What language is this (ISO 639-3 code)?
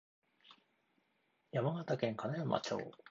jpn